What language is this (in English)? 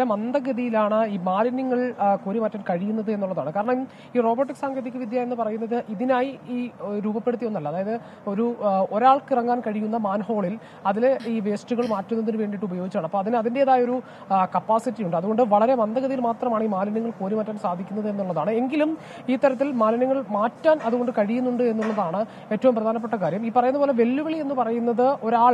Malayalam